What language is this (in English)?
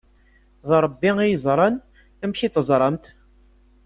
Kabyle